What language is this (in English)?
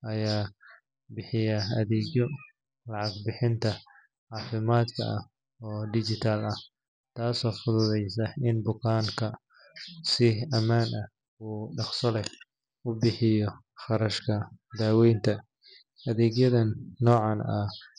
Somali